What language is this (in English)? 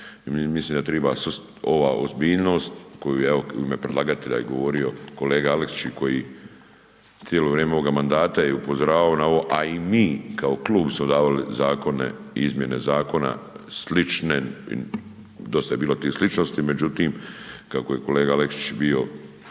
Croatian